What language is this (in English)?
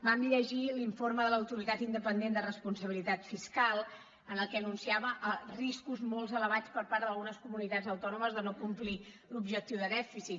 Catalan